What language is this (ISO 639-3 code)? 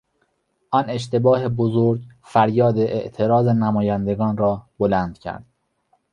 fas